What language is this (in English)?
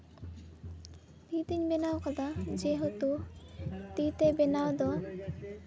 Santali